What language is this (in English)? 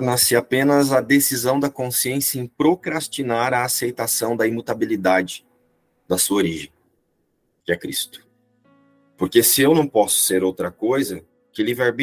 Portuguese